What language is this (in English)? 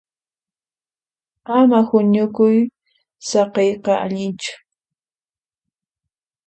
Puno Quechua